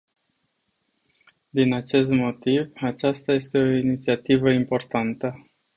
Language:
Romanian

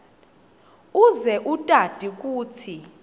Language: Swati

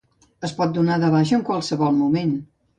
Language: Catalan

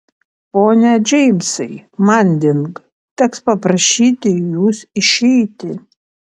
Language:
Lithuanian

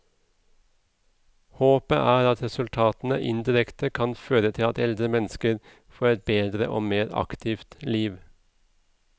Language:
Norwegian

